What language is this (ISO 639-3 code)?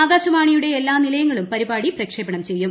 mal